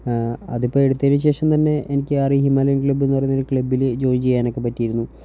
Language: Malayalam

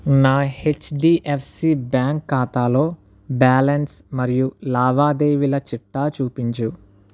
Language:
Telugu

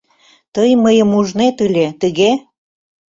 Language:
Mari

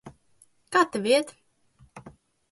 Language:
Latvian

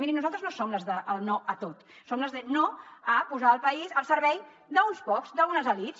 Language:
Catalan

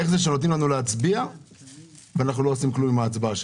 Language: Hebrew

